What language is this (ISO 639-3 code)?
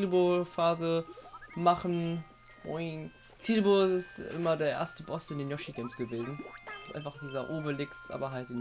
deu